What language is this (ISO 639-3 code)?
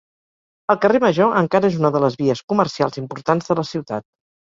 cat